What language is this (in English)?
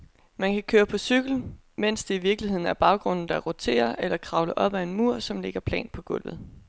Danish